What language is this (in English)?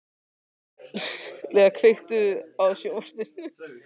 Icelandic